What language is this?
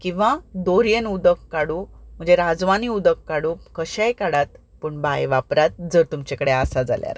Konkani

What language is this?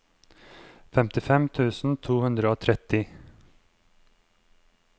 Norwegian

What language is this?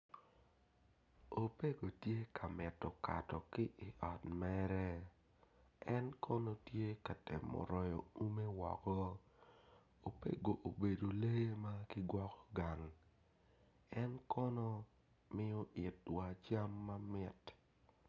Acoli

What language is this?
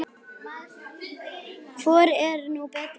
Icelandic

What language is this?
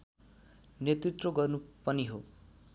Nepali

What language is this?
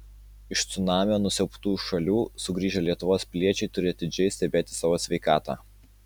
Lithuanian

